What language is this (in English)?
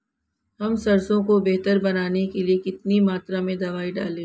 Hindi